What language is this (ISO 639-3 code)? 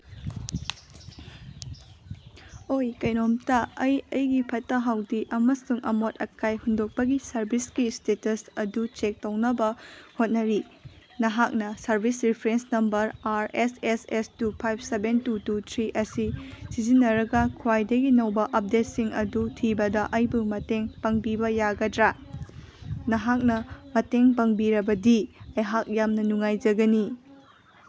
mni